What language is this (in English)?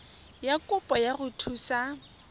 Tswana